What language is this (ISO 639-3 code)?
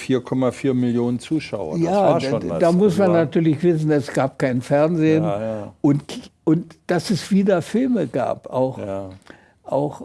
deu